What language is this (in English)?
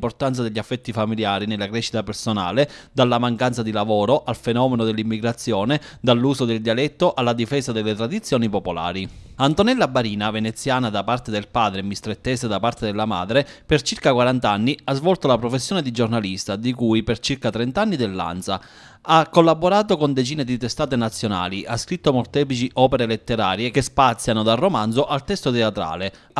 Italian